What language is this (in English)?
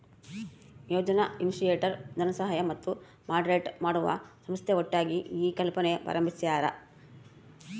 Kannada